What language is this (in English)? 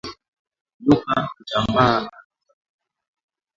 Swahili